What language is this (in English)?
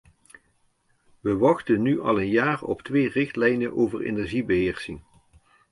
Dutch